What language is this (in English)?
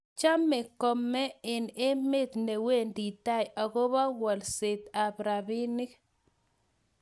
Kalenjin